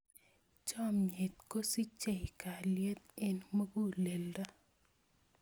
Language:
Kalenjin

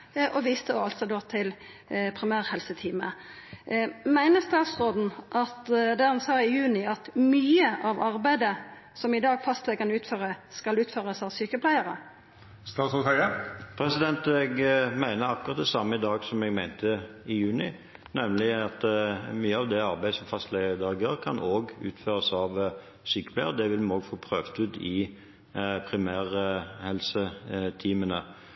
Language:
Norwegian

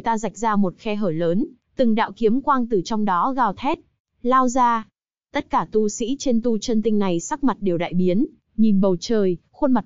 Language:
Vietnamese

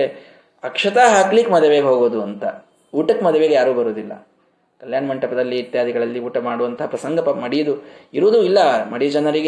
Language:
Kannada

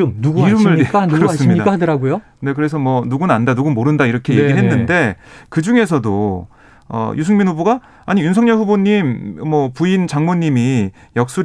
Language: Korean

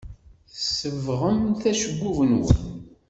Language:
Kabyle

